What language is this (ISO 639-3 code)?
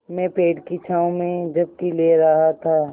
hin